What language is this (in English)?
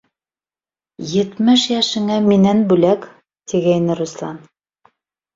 Bashkir